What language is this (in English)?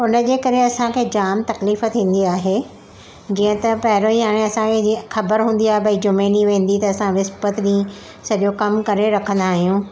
Sindhi